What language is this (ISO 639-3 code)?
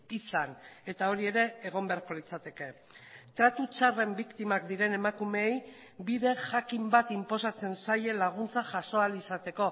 eus